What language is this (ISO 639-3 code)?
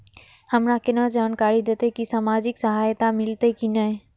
mai